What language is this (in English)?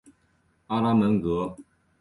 Chinese